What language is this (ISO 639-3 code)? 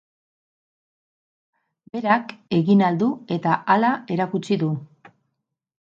eus